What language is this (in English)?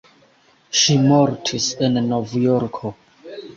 Esperanto